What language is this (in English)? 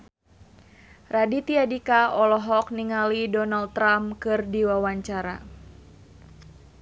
Sundanese